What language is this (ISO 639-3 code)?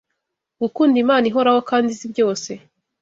kin